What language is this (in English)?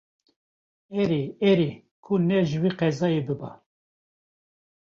Kurdish